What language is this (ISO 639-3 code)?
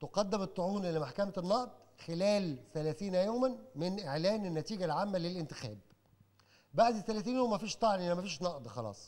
ara